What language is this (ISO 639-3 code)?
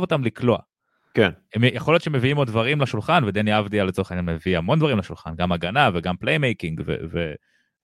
heb